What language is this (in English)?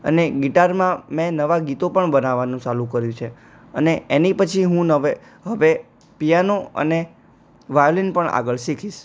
Gujarati